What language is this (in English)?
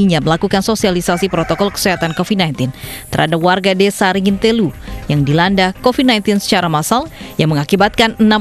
Indonesian